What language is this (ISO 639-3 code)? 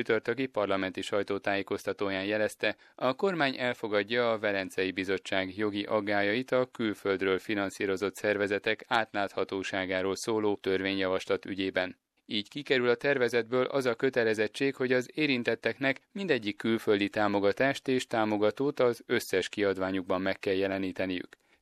hun